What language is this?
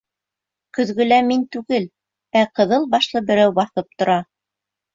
Bashkir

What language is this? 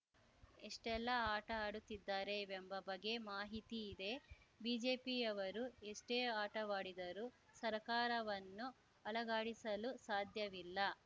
Kannada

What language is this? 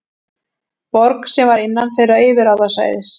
Icelandic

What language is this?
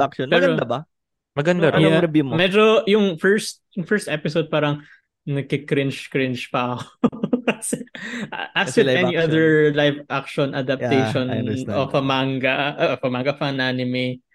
Filipino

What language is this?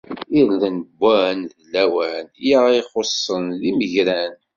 Kabyle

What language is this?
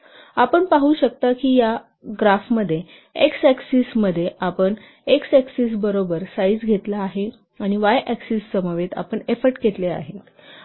Marathi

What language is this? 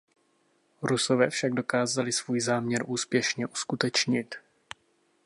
Czech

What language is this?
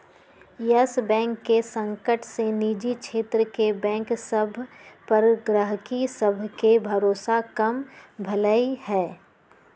Magahi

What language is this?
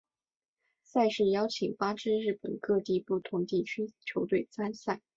Chinese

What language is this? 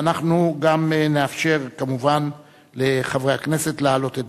Hebrew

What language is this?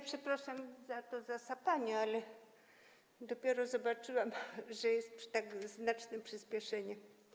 Polish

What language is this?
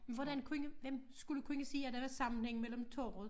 Danish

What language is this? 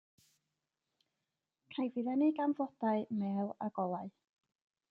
Welsh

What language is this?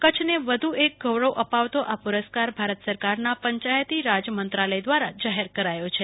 Gujarati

